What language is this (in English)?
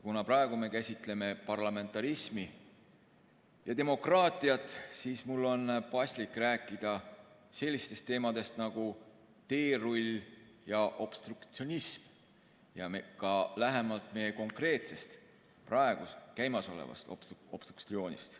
Estonian